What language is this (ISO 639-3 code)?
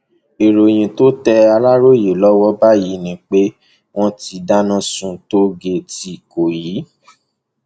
yor